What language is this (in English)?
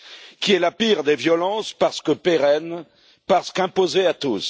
French